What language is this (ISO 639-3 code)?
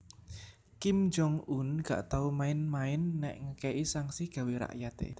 jav